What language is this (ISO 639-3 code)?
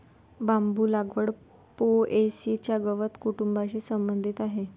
mar